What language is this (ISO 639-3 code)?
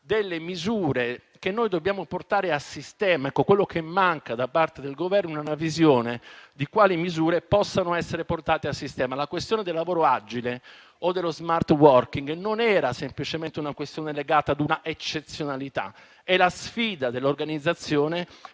ita